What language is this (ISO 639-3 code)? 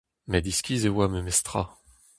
bre